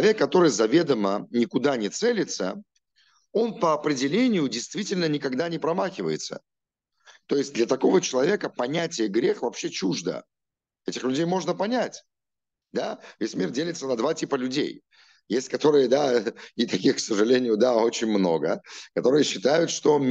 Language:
Russian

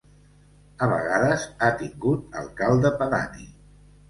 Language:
Catalan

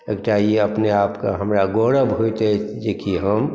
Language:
Maithili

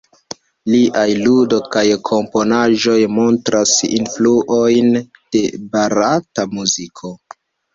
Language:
Esperanto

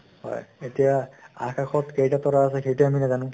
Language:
Assamese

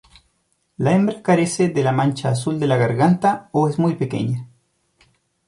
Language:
Spanish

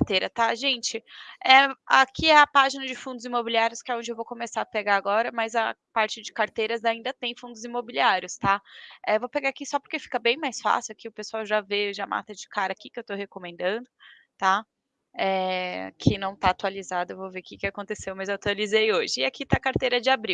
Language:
Portuguese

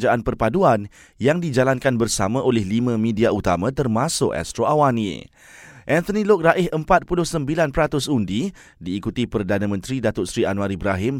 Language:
Malay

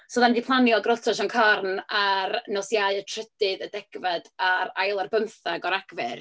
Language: Welsh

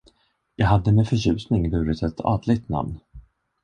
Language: Swedish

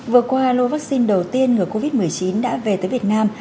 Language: Vietnamese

